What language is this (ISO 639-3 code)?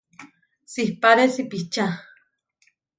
var